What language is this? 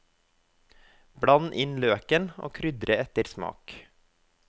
Norwegian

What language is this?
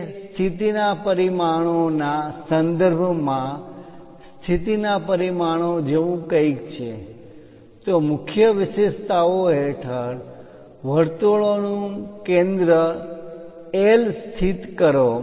Gujarati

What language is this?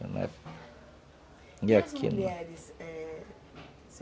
Portuguese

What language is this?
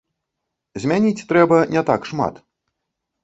Belarusian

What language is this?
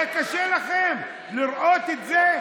Hebrew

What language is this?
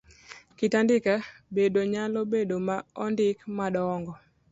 Luo (Kenya and Tanzania)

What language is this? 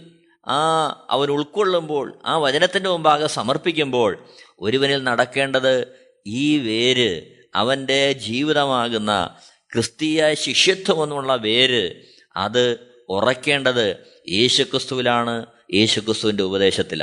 Malayalam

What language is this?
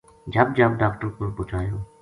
Gujari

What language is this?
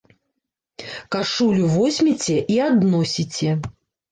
Belarusian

